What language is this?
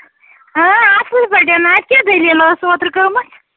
Kashmiri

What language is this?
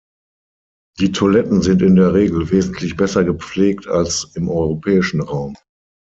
German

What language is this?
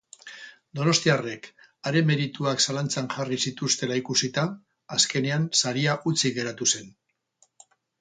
Basque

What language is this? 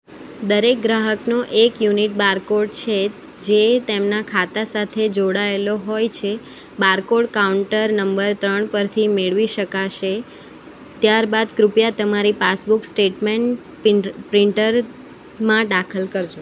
Gujarati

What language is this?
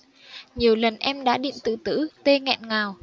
Vietnamese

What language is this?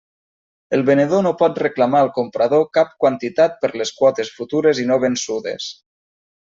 Catalan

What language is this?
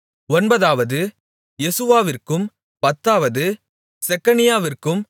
Tamil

